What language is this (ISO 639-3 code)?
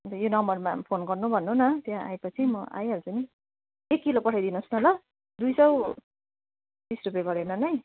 nep